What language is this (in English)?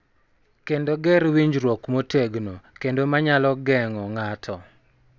Luo (Kenya and Tanzania)